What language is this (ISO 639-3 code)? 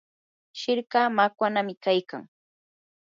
qur